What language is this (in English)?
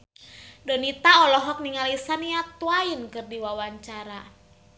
Sundanese